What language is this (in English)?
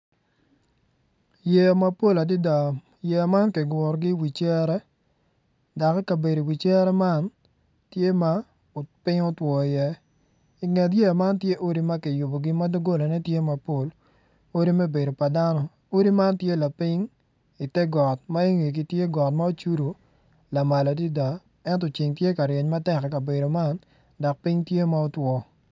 Acoli